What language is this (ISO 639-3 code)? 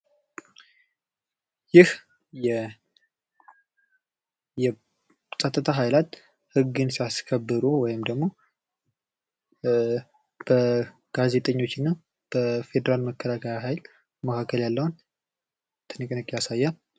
amh